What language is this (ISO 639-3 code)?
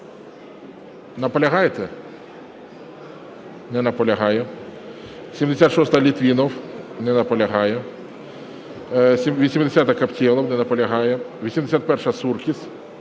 ukr